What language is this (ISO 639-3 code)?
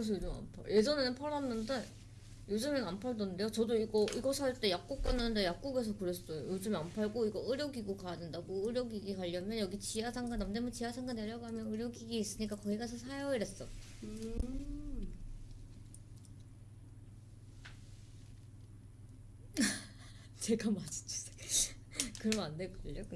kor